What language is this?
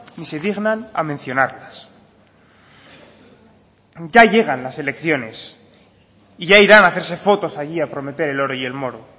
Spanish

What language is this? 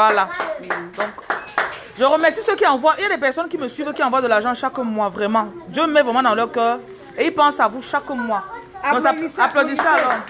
French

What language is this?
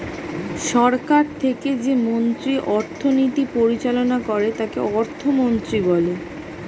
Bangla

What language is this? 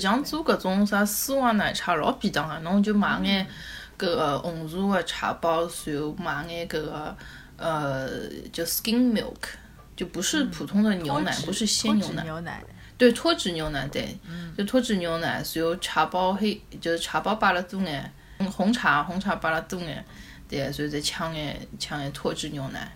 Chinese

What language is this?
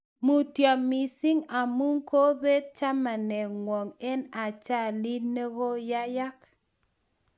Kalenjin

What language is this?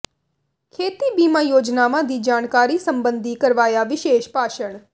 Punjabi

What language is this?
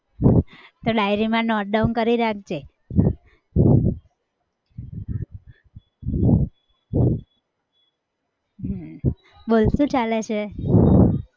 Gujarati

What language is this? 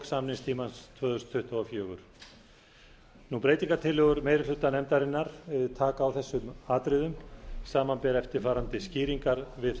Icelandic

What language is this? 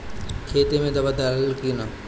Bhojpuri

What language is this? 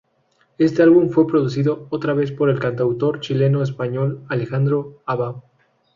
Spanish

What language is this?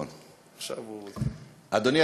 Hebrew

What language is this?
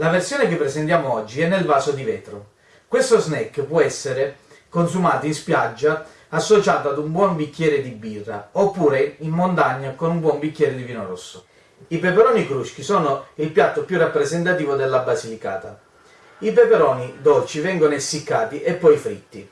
Italian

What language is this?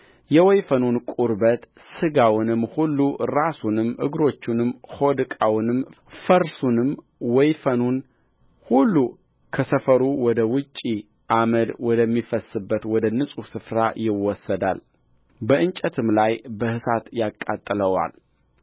Amharic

